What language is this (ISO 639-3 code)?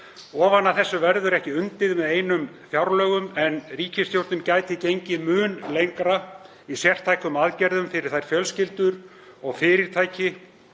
isl